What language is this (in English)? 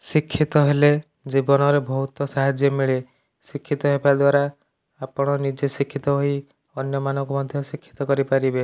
Odia